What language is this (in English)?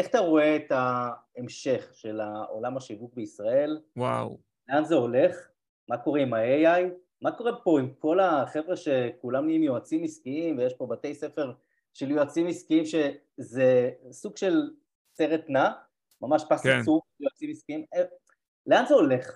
Hebrew